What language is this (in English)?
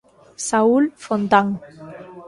Galician